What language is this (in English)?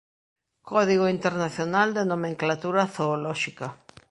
Galician